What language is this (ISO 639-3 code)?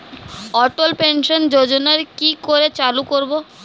ben